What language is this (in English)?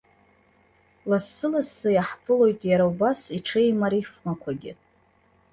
Abkhazian